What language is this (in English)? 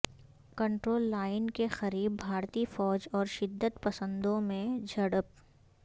Urdu